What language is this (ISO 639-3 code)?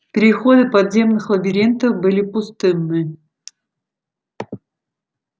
rus